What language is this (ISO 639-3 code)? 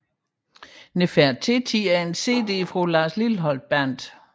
dan